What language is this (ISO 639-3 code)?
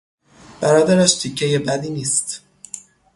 fas